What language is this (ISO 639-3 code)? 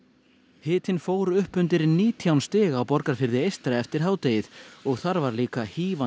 isl